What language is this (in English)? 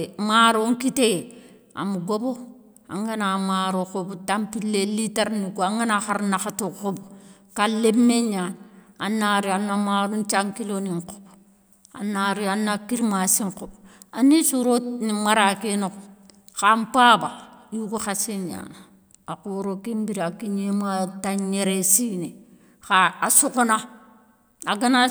Soninke